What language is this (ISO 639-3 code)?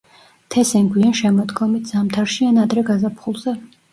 kat